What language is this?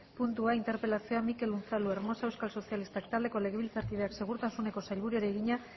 Basque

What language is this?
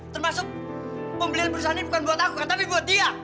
Indonesian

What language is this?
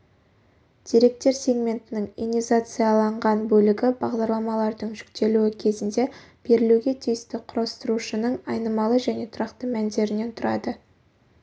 Kazakh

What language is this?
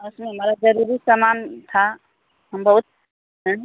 Hindi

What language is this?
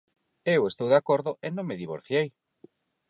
Galician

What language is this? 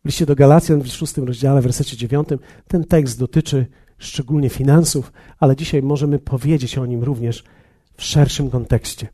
Polish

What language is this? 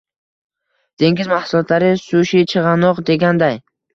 Uzbek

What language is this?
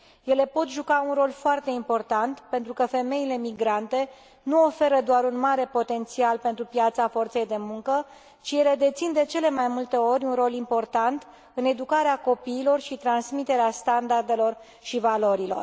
Romanian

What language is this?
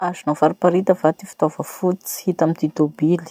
Masikoro Malagasy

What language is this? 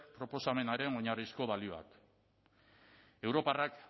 Basque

